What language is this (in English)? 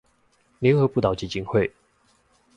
Chinese